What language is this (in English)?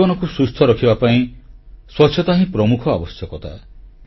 Odia